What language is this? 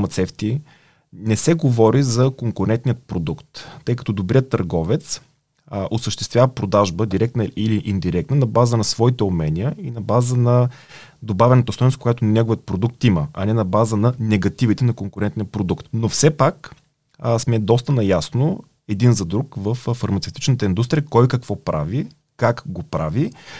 Bulgarian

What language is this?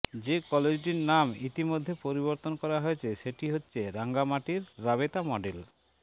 Bangla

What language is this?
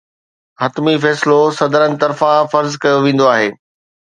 Sindhi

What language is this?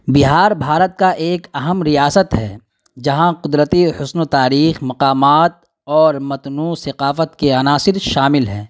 Urdu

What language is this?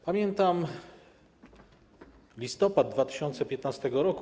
Polish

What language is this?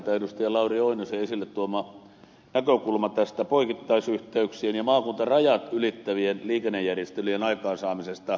Finnish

